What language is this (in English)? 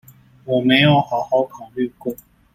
Chinese